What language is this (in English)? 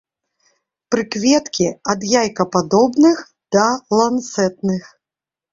Belarusian